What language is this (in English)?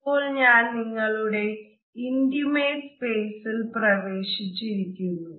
Malayalam